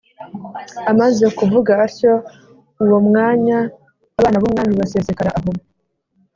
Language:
Kinyarwanda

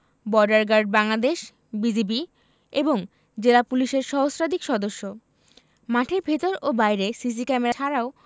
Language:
Bangla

